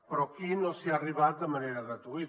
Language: Catalan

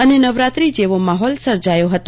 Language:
Gujarati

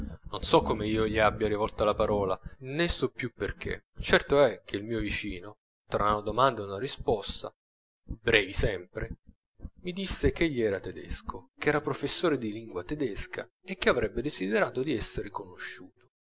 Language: Italian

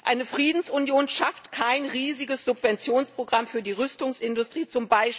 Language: German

